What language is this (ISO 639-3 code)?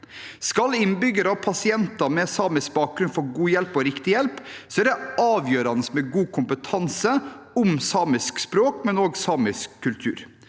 nor